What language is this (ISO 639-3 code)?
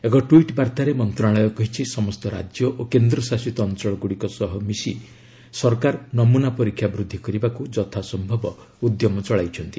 ori